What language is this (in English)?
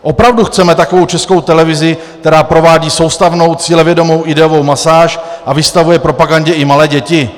Czech